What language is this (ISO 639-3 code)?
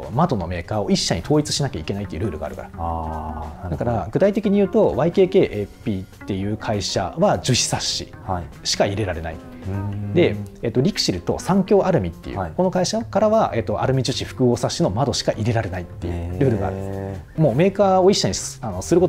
jpn